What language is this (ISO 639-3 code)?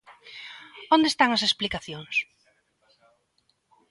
glg